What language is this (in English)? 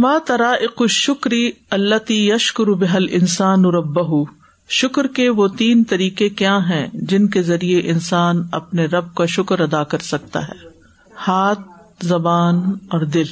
Urdu